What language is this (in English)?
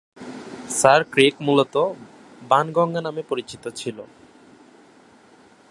Bangla